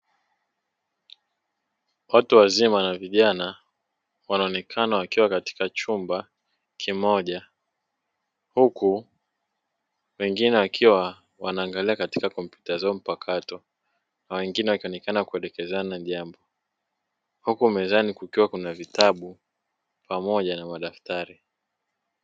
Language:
Swahili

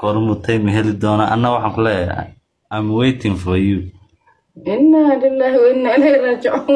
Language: Arabic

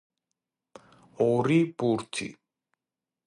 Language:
Georgian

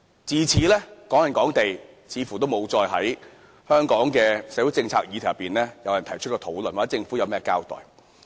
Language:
Cantonese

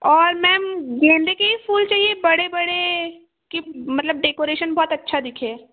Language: Hindi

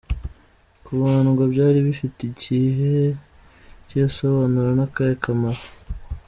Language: Kinyarwanda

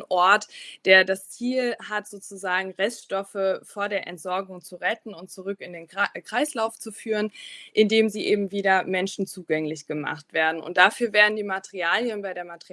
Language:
German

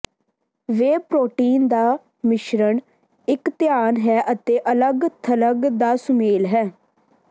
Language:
Punjabi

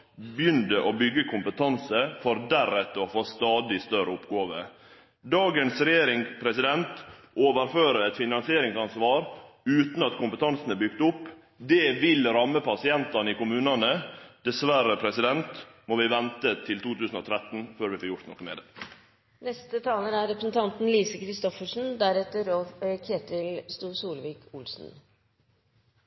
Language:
Norwegian Nynorsk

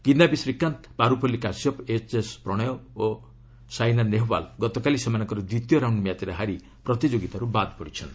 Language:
Odia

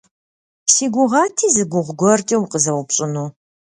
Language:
Kabardian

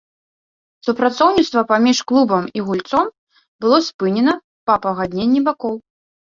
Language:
Belarusian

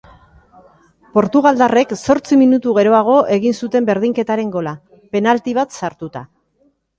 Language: Basque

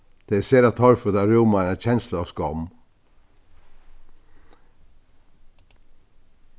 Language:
Faroese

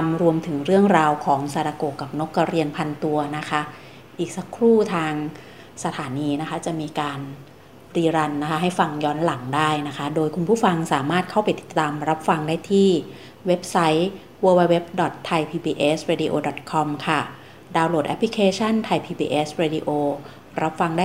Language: Thai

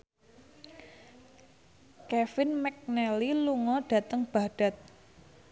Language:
Javanese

